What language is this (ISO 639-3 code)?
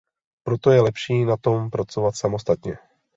ces